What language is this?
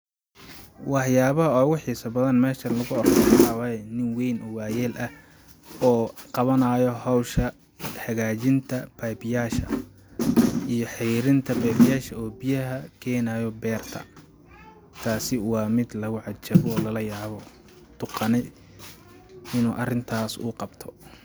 Somali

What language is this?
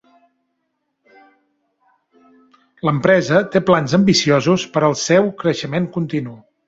Catalan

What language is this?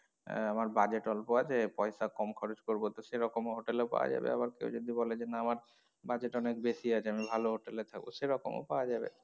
Bangla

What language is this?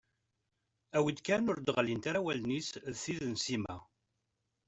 Kabyle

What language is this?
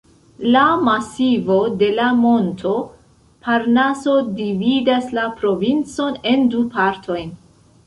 Esperanto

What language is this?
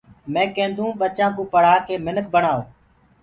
Gurgula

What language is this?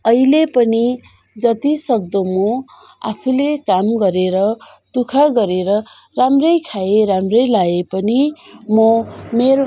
Nepali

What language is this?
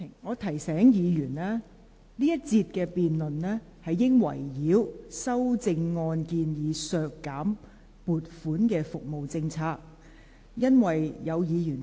Cantonese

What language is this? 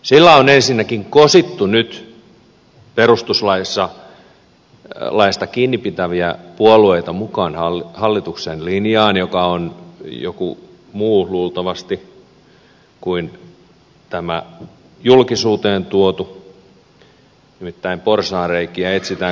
Finnish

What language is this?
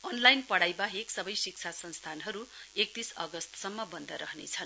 Nepali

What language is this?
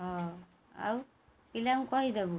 Odia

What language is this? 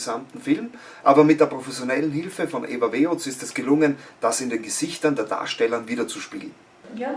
German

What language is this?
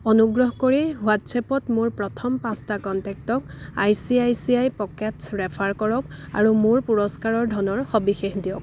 Assamese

